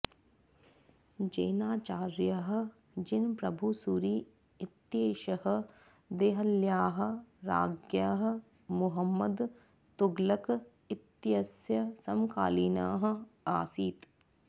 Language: Sanskrit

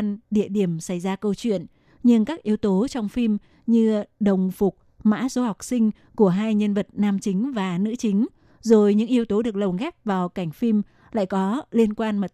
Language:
Vietnamese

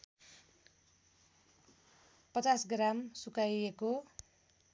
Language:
Nepali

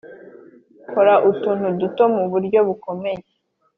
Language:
Kinyarwanda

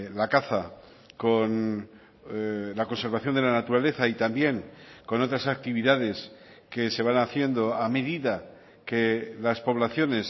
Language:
Spanish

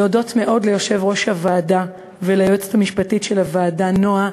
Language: Hebrew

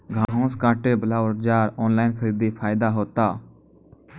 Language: Maithili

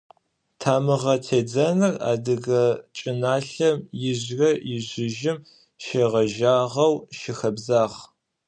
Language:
Adyghe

